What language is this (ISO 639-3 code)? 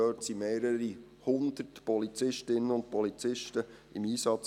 gsw